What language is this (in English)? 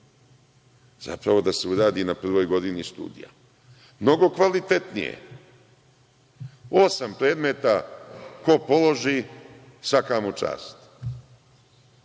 Serbian